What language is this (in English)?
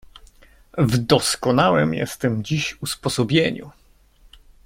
Polish